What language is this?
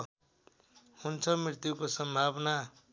Nepali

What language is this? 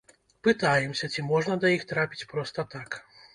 Belarusian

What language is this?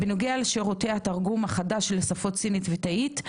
Hebrew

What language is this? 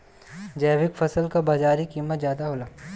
Bhojpuri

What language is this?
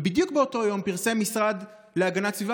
Hebrew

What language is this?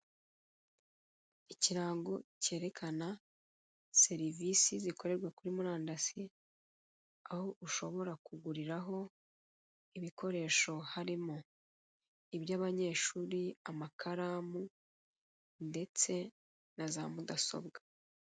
Kinyarwanda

